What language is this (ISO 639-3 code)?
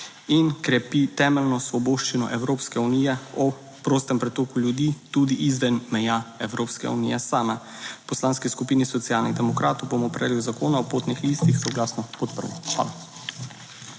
slv